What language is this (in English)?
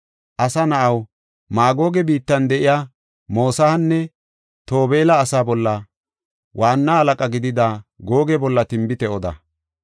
Gofa